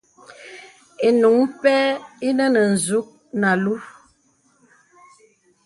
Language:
Bebele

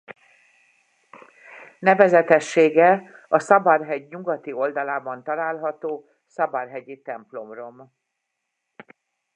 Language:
Hungarian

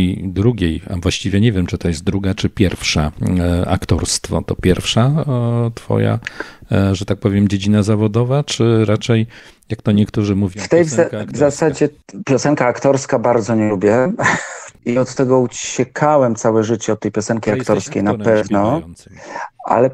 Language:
Polish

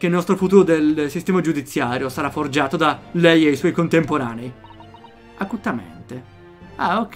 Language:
Italian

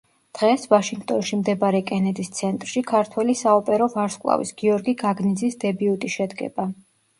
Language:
Georgian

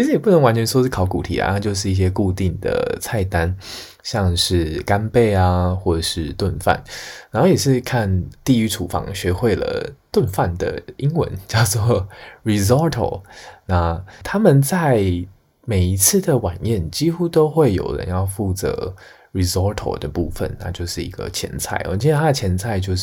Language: Chinese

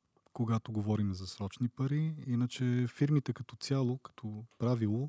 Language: Bulgarian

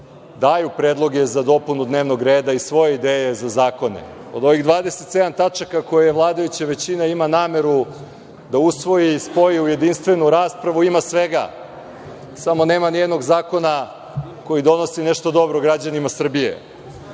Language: Serbian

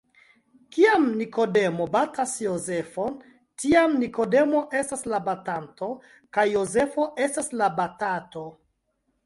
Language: Esperanto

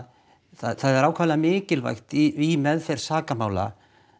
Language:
Icelandic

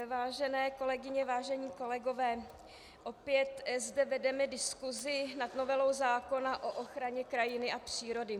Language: Czech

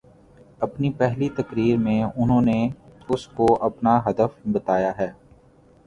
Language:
Urdu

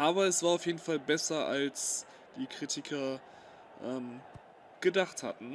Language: German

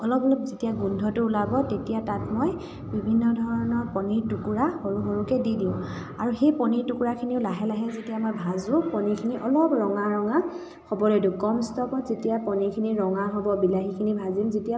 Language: Assamese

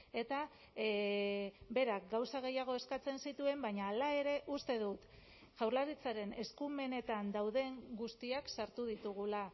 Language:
Basque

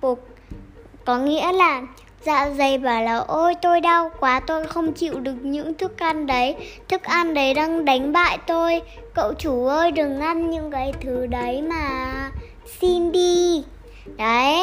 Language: Vietnamese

